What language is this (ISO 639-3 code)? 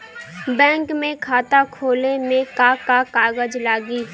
bho